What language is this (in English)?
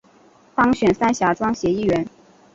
Chinese